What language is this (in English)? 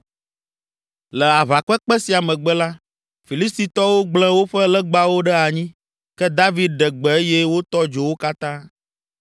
Ewe